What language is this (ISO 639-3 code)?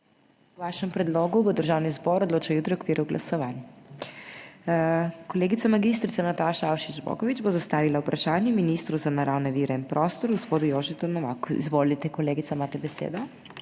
slv